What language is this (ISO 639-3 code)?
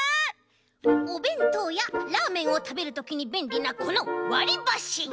jpn